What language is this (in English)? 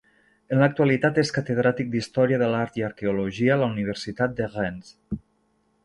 Catalan